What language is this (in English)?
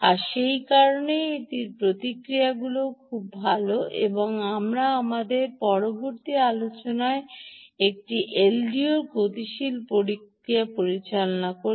Bangla